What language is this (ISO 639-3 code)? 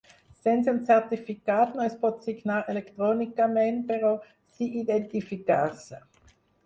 cat